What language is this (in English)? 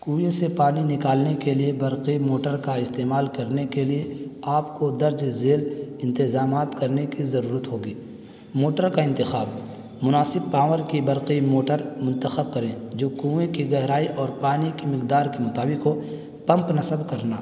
Urdu